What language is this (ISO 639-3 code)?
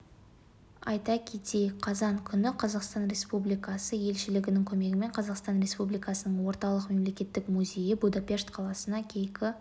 kaz